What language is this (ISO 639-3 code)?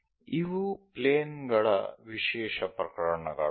kan